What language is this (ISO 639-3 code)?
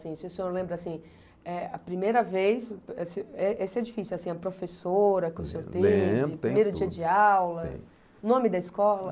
por